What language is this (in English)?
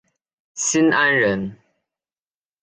Chinese